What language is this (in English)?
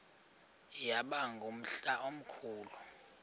Xhosa